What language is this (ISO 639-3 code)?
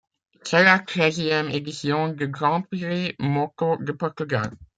fra